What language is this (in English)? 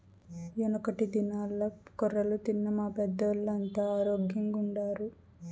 Telugu